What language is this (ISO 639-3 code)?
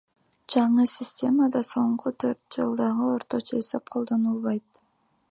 kir